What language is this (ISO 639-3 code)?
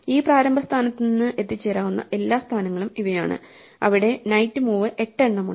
mal